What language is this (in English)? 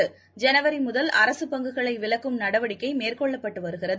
Tamil